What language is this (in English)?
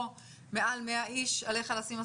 Hebrew